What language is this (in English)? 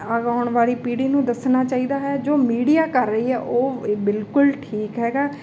Punjabi